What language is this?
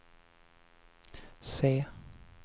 Swedish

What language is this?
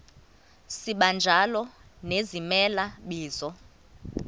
Xhosa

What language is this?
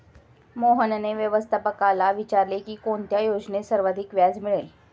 Marathi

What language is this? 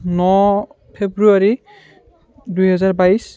Assamese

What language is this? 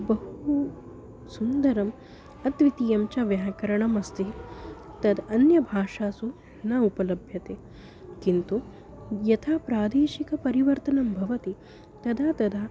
Sanskrit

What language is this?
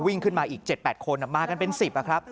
Thai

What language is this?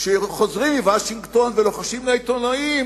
Hebrew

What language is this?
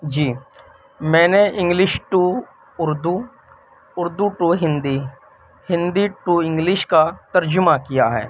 Urdu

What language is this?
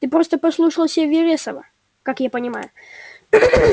Russian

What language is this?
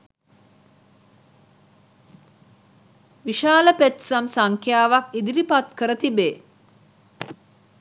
Sinhala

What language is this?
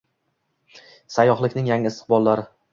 Uzbek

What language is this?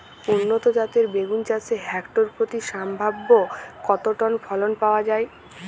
Bangla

